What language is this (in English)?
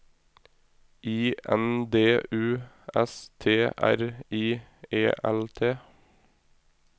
Norwegian